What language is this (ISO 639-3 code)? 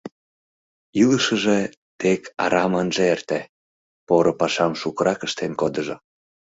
chm